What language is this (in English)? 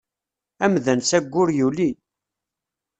Kabyle